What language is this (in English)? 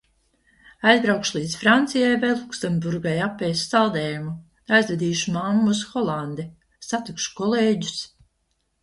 Latvian